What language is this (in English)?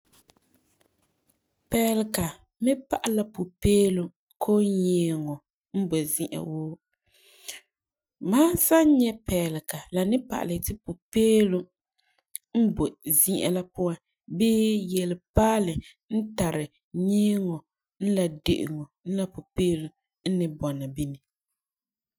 Frafra